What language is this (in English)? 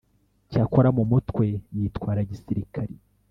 Kinyarwanda